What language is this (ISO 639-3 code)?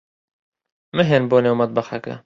ckb